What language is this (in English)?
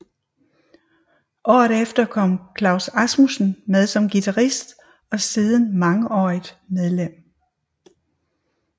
Danish